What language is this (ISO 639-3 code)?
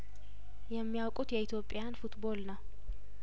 amh